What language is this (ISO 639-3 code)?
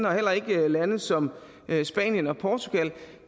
dan